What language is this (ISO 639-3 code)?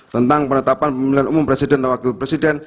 ind